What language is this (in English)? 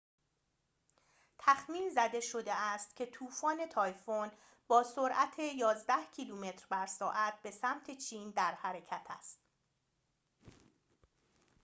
Persian